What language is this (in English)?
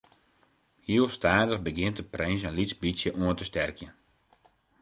Western Frisian